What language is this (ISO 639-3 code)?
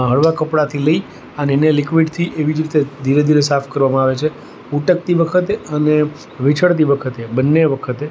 guj